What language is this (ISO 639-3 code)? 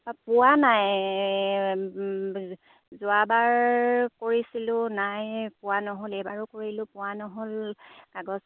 asm